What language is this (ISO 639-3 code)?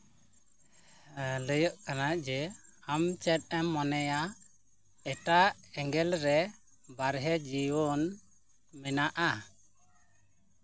sat